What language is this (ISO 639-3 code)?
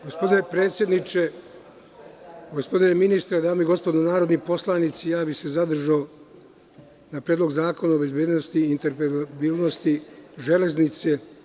srp